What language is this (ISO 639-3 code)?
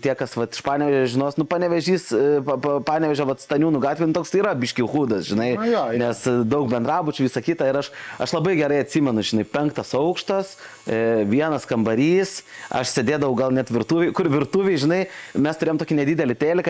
lit